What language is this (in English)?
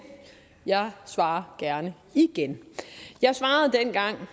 Danish